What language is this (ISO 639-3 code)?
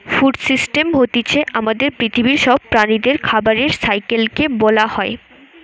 ben